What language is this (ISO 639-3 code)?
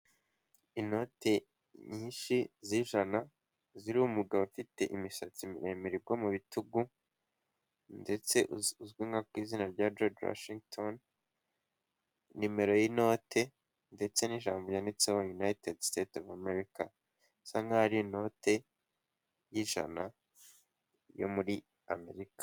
kin